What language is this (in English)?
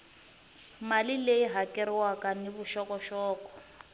Tsonga